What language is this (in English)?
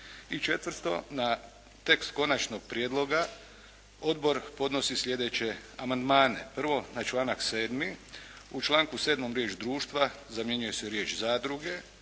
Croatian